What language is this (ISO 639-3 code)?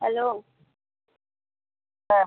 ben